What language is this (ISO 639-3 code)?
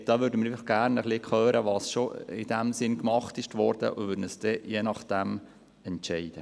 gsw